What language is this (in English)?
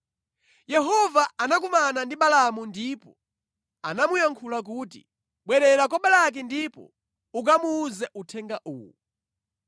Nyanja